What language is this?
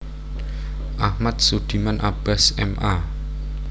Javanese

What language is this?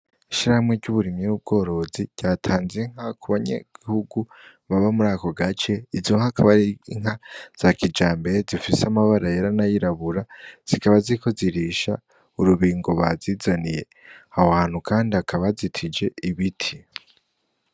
Rundi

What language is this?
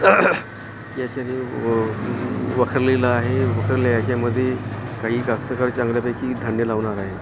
Marathi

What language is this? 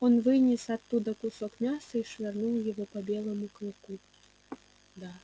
Russian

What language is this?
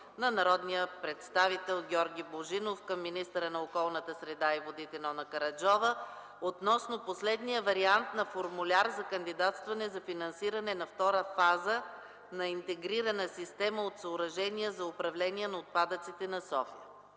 Bulgarian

